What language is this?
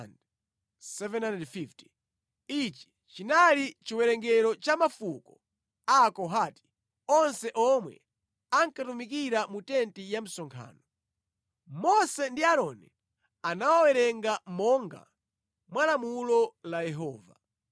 Nyanja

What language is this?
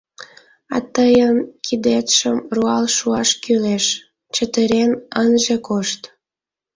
Mari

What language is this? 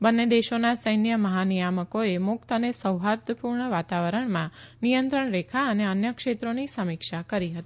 Gujarati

